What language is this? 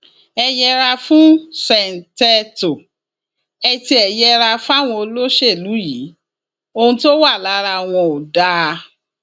Yoruba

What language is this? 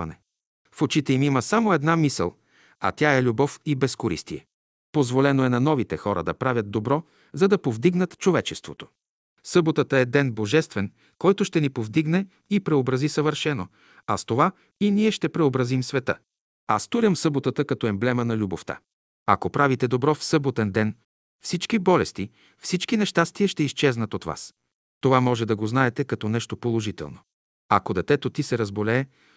Bulgarian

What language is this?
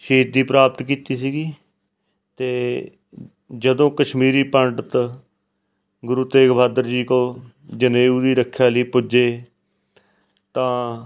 Punjabi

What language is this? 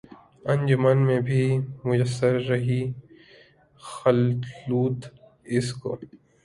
Urdu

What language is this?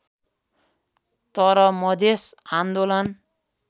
Nepali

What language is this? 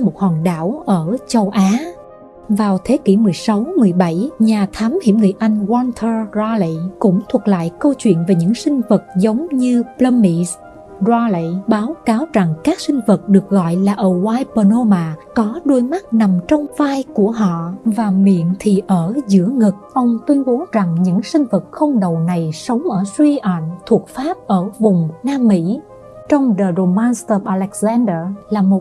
Vietnamese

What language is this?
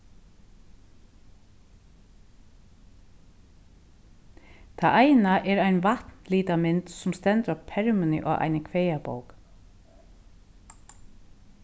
Faroese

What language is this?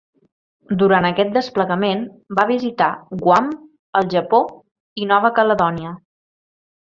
Catalan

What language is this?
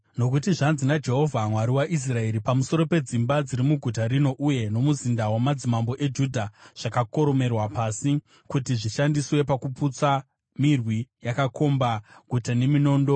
Shona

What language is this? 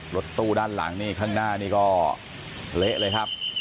Thai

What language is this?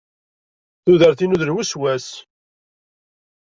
Kabyle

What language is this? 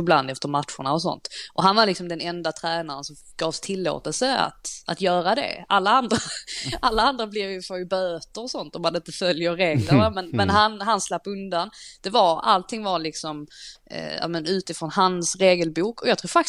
Swedish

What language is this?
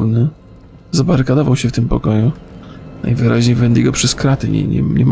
Polish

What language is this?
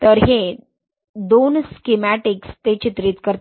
Marathi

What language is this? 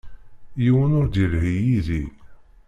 Kabyle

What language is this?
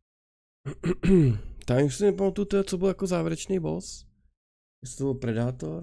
Czech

